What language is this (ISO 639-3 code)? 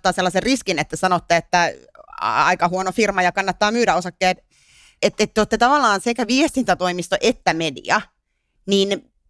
fin